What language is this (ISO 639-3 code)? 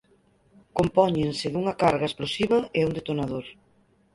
glg